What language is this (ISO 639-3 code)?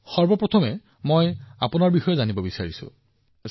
asm